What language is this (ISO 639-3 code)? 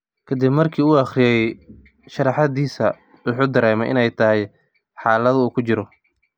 som